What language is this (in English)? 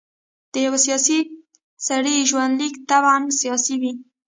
Pashto